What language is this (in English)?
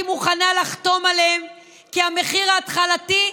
Hebrew